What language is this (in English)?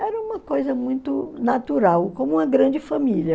Portuguese